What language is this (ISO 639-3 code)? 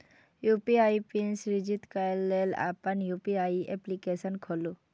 mai